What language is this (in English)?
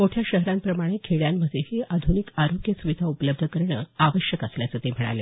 Marathi